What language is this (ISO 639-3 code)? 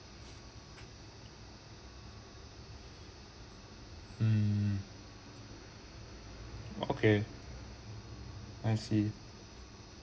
eng